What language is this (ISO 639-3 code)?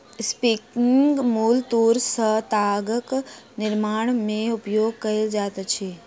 mai